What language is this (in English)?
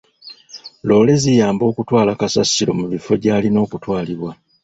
Ganda